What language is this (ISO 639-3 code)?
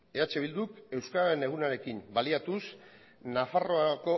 eus